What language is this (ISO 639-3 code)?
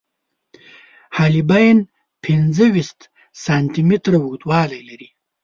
pus